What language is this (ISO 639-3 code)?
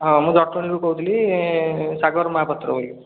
ori